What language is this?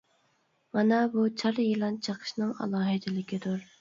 Uyghur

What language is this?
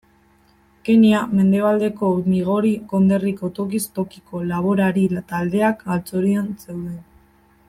Basque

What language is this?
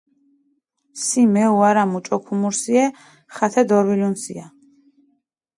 Mingrelian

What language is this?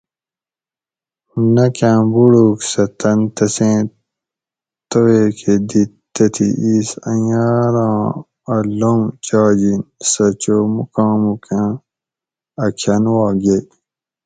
Gawri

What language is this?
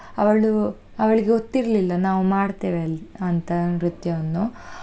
Kannada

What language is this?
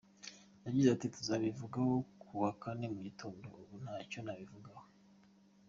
Kinyarwanda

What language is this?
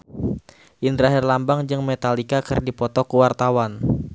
Sundanese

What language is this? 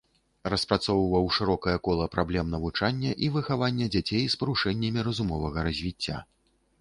Belarusian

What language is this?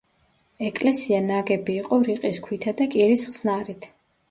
Georgian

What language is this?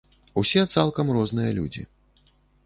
Belarusian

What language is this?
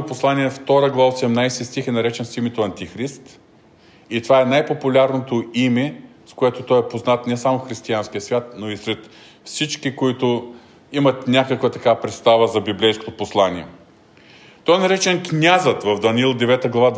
Bulgarian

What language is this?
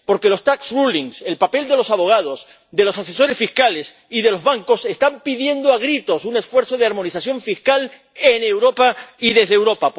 Spanish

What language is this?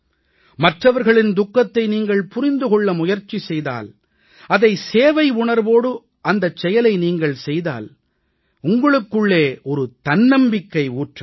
Tamil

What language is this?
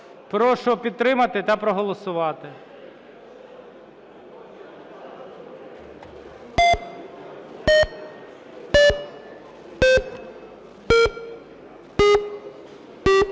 Ukrainian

